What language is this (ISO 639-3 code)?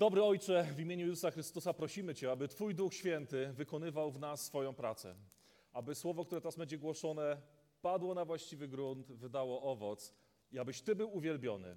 pol